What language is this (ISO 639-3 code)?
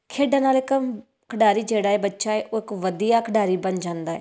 pan